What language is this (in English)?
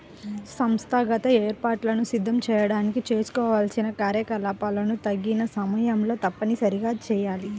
Telugu